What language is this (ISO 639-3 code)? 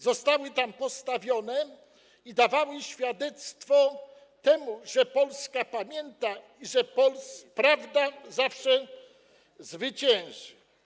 pol